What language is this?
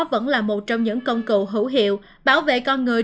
Vietnamese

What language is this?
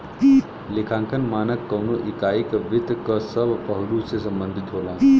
Bhojpuri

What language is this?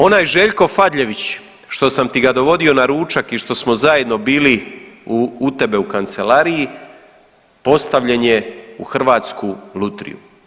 Croatian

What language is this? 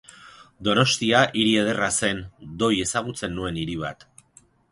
Basque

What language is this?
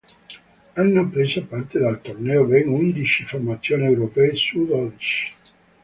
Italian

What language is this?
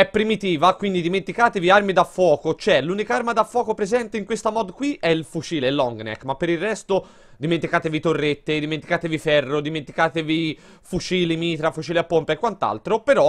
Italian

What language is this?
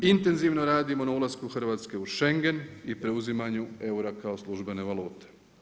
Croatian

